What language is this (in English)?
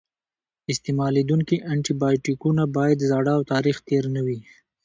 Pashto